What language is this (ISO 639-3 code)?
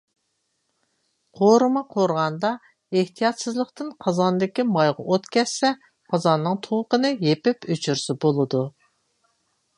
uig